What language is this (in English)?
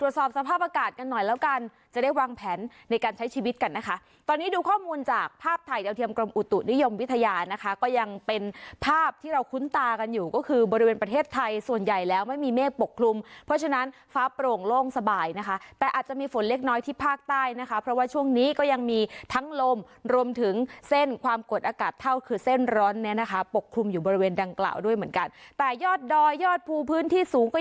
Thai